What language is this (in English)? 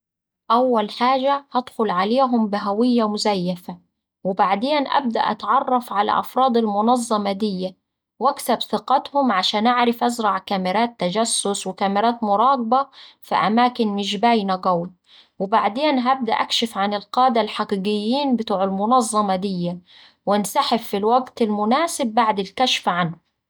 Saidi Arabic